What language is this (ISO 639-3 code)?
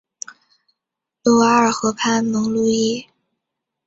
zho